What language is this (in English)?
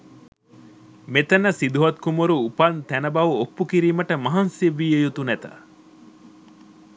Sinhala